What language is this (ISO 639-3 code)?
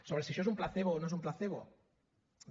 cat